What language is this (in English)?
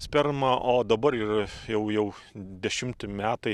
Lithuanian